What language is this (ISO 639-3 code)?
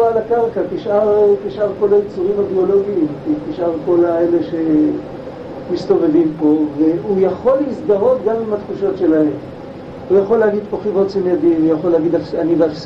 heb